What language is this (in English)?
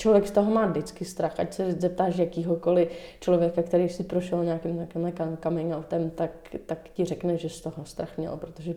Czech